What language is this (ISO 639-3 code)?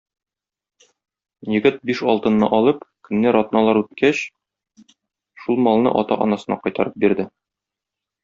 tat